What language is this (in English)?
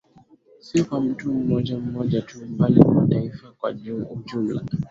Swahili